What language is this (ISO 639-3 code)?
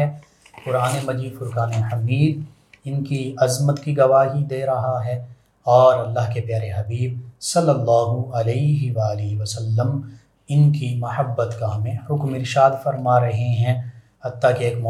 urd